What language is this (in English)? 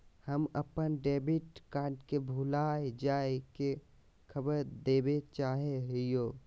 Magahi